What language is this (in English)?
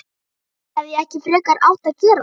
Icelandic